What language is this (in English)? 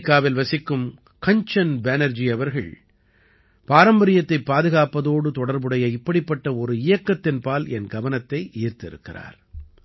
Tamil